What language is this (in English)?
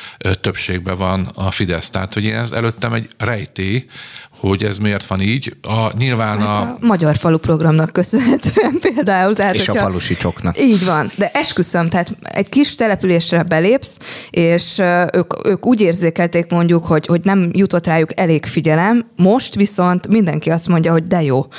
Hungarian